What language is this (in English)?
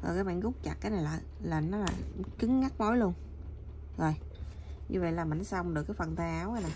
Vietnamese